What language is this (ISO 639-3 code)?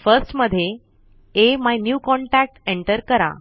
mar